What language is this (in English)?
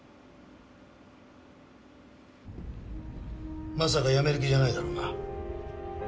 Japanese